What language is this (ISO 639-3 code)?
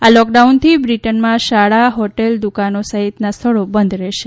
guj